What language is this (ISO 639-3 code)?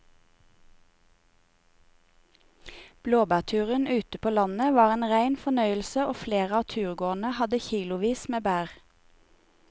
nor